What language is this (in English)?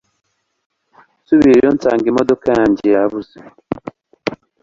Kinyarwanda